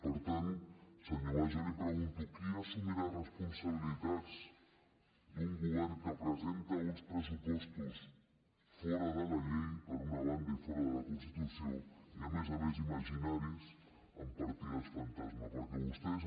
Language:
Catalan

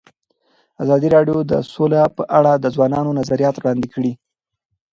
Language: Pashto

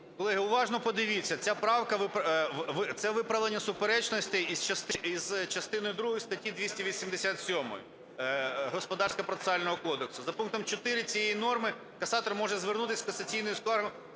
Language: Ukrainian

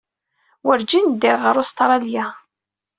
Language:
Kabyle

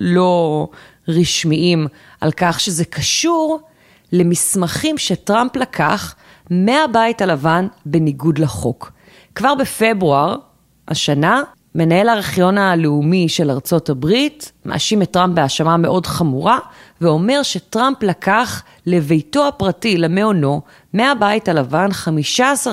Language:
Hebrew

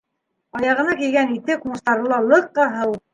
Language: Bashkir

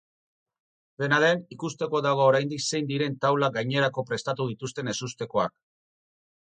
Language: Basque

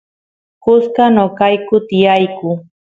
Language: Santiago del Estero Quichua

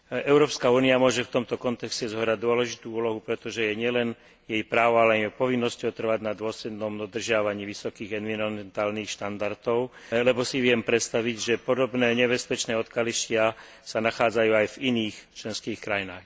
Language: Slovak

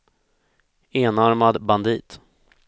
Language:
Swedish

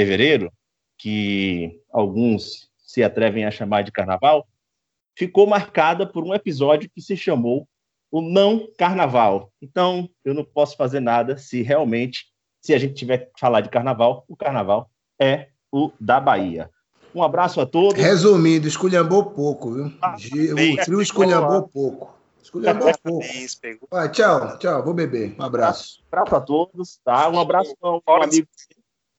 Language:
Portuguese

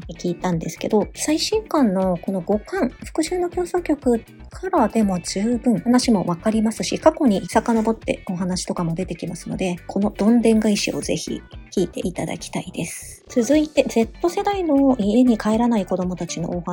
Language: Japanese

